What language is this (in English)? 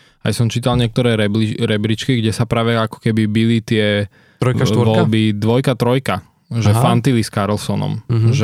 Slovak